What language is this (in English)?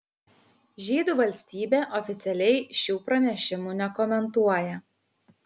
Lithuanian